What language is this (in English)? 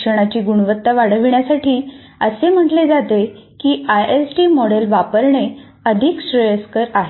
Marathi